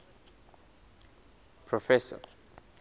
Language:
Southern Sotho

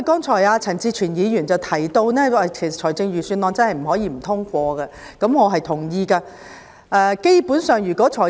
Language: Cantonese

